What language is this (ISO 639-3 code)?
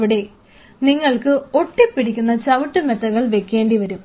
mal